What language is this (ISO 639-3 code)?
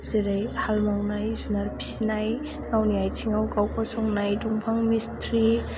brx